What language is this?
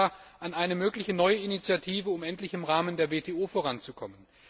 German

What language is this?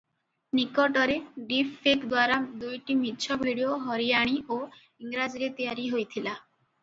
Odia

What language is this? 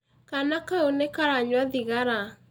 Kikuyu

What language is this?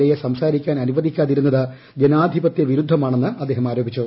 Malayalam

